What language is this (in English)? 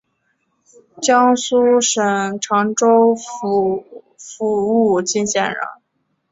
Chinese